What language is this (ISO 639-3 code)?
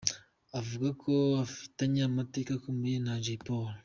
kin